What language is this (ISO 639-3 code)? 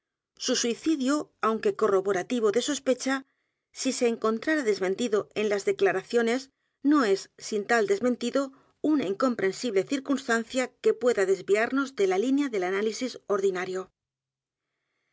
spa